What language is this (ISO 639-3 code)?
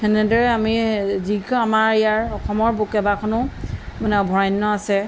asm